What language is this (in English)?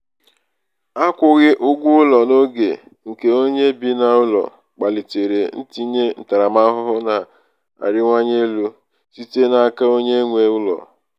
Igbo